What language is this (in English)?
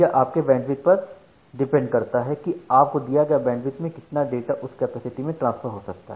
Hindi